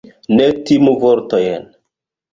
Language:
Esperanto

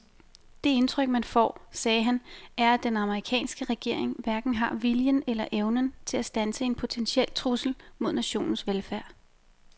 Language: Danish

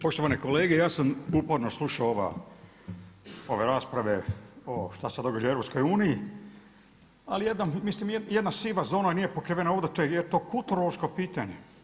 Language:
Croatian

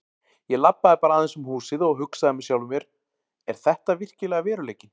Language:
Icelandic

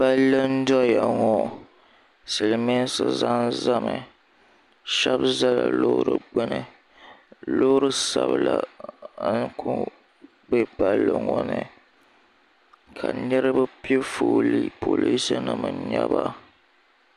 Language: Dagbani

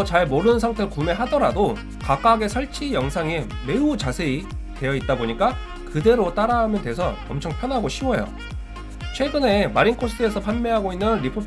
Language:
Korean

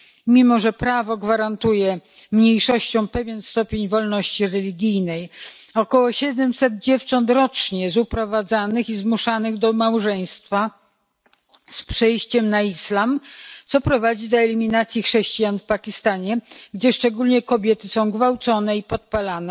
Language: Polish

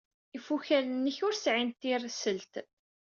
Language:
Kabyle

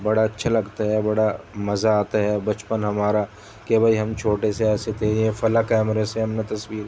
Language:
Urdu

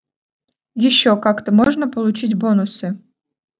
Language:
Russian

